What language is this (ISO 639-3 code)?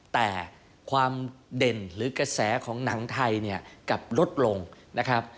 tha